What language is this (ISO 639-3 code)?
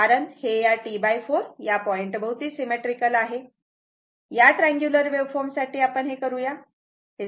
mar